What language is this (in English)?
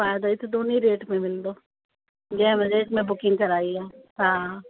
Sindhi